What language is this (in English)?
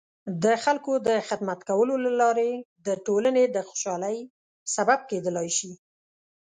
Pashto